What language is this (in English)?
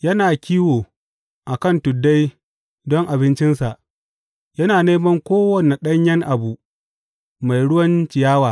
Hausa